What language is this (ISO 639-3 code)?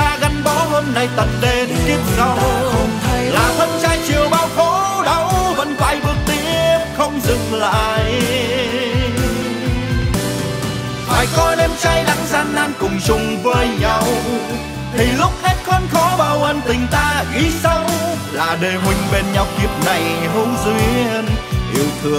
vie